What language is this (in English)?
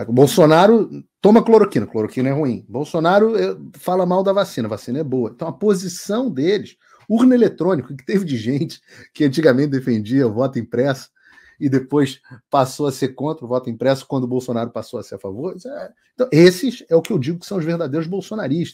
Portuguese